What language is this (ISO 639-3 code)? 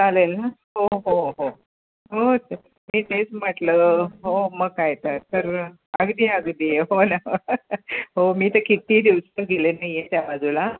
mar